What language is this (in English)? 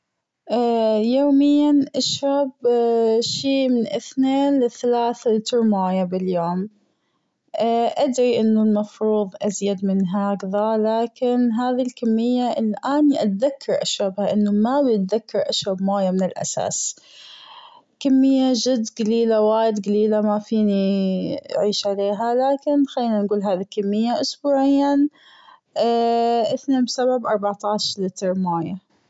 Gulf Arabic